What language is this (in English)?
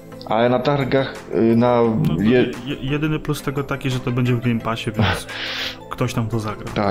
Polish